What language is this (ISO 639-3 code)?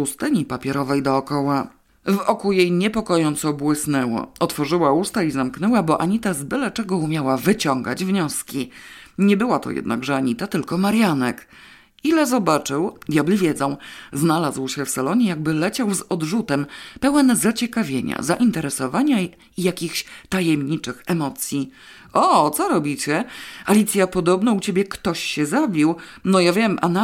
pol